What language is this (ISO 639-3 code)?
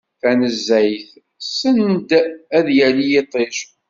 kab